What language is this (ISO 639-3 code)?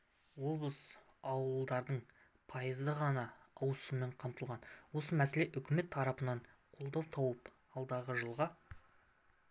kaz